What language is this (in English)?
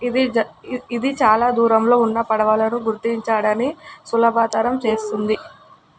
Telugu